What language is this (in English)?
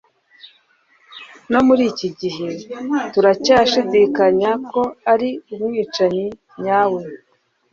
Kinyarwanda